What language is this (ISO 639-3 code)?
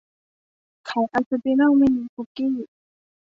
tha